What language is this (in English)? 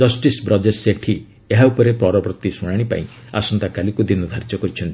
Odia